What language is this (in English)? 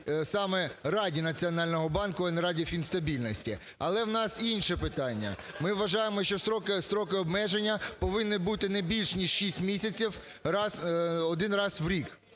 Ukrainian